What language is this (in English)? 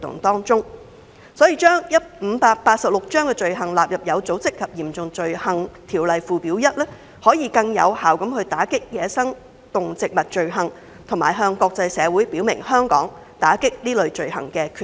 Cantonese